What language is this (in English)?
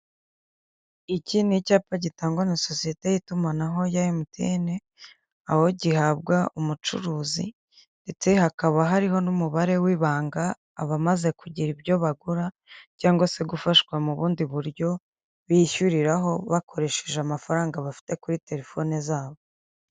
Kinyarwanda